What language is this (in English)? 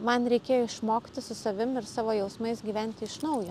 Lithuanian